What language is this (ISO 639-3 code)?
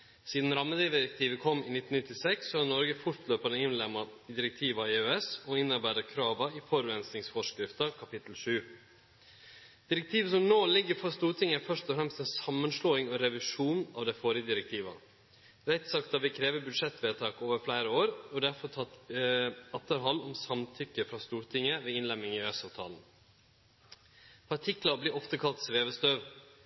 nno